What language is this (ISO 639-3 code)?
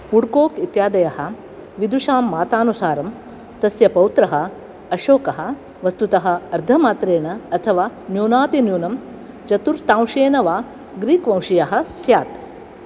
san